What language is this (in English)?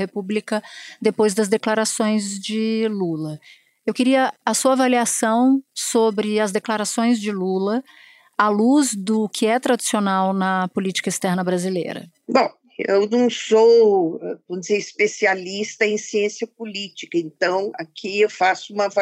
Portuguese